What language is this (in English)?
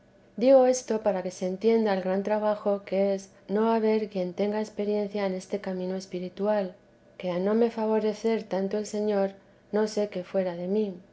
Spanish